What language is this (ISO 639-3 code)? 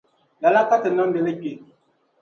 dag